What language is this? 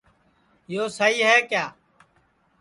Sansi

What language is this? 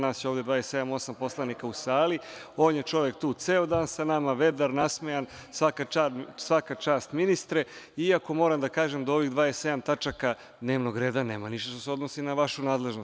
Serbian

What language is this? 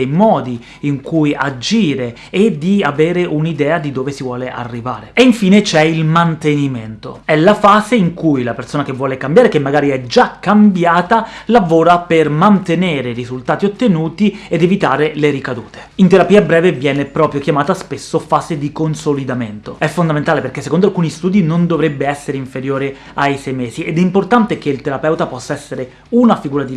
Italian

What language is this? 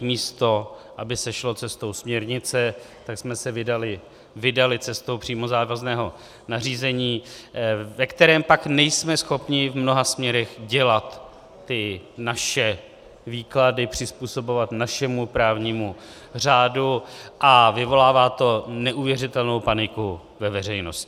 Czech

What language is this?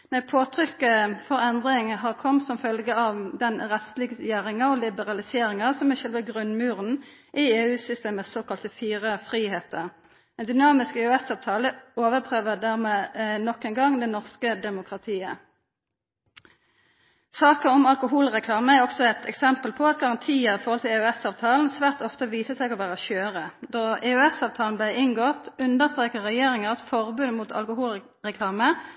Norwegian Nynorsk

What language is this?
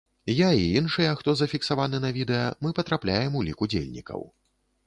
Belarusian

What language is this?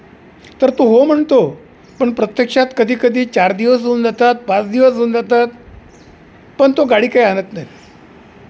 Marathi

